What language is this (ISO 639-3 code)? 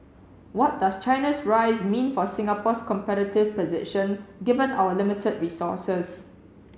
eng